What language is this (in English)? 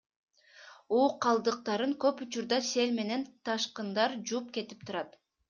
Kyrgyz